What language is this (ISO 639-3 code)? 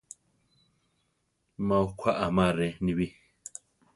tar